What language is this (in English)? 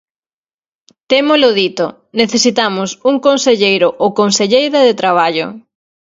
Galician